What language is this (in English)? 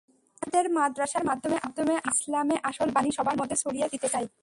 Bangla